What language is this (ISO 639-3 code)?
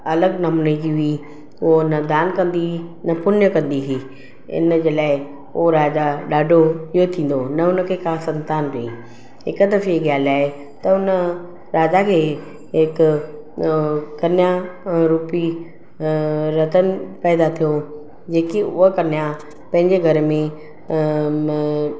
snd